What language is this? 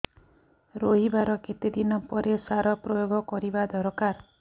Odia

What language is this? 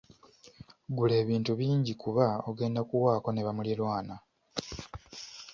Ganda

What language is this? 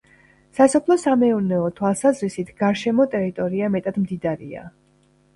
Georgian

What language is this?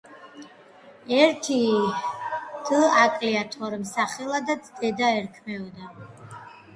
Georgian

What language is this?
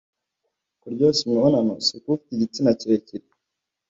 Kinyarwanda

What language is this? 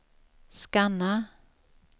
Swedish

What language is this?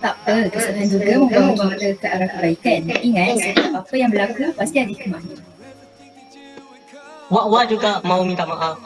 Malay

